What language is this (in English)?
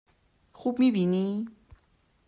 Persian